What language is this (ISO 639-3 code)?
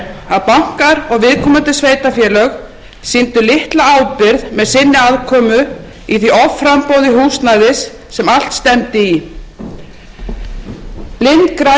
isl